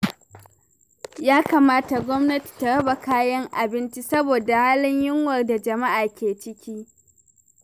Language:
Hausa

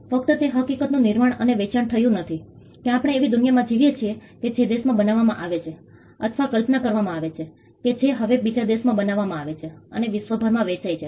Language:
Gujarati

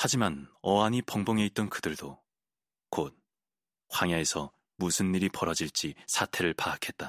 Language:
Korean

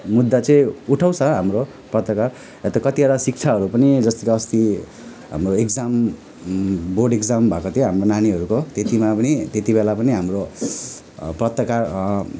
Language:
Nepali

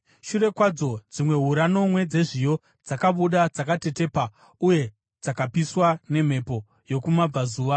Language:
Shona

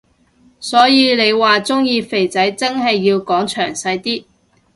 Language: Cantonese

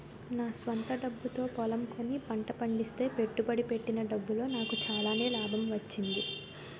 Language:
Telugu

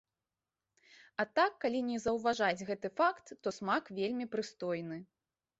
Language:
Belarusian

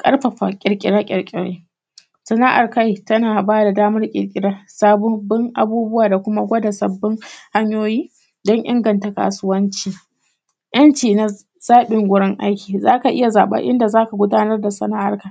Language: Hausa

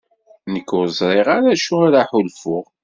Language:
Kabyle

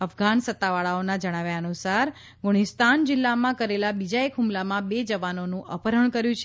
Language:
Gujarati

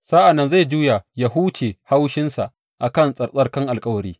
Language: Hausa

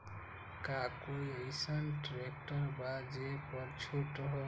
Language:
Magahi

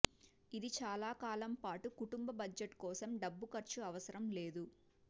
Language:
Telugu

